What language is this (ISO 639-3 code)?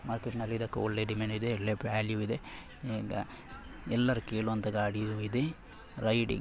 kan